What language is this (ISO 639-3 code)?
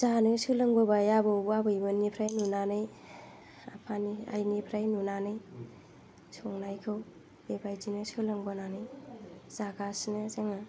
brx